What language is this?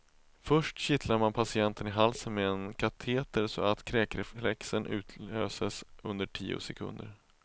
Swedish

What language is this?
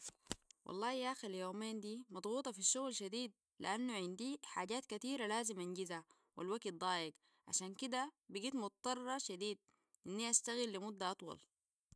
Sudanese Arabic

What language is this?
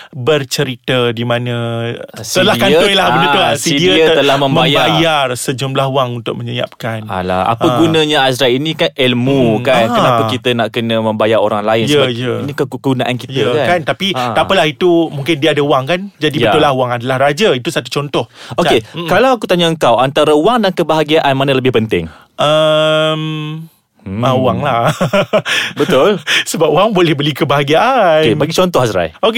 Malay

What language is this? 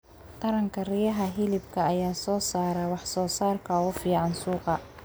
Somali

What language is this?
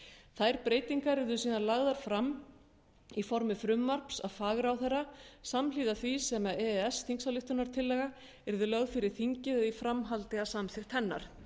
Icelandic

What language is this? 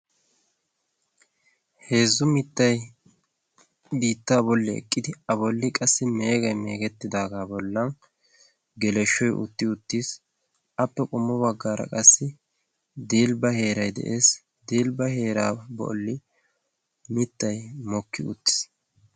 Wolaytta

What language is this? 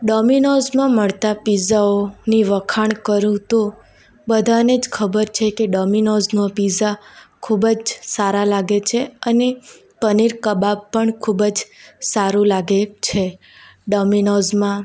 Gujarati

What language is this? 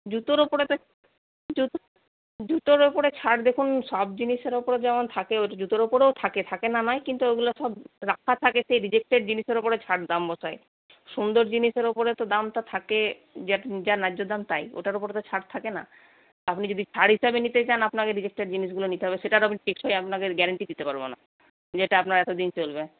Bangla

